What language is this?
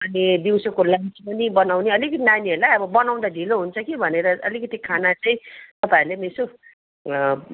Nepali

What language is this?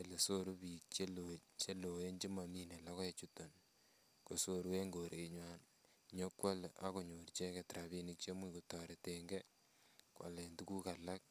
Kalenjin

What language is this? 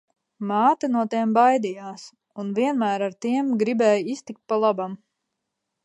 Latvian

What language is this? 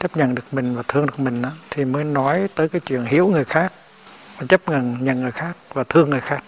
Vietnamese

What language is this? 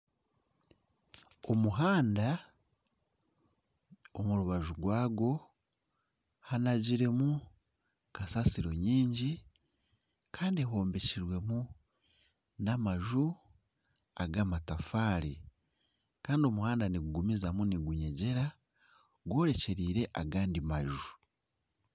Nyankole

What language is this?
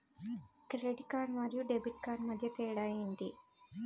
Telugu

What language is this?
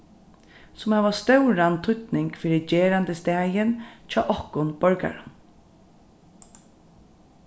Faroese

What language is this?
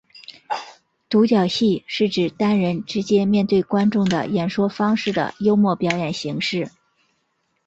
Chinese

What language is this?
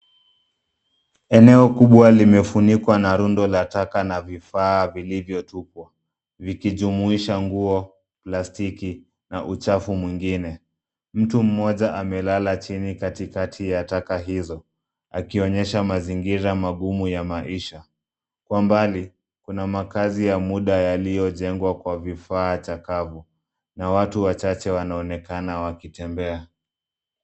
Swahili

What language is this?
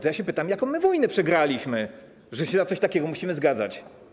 Polish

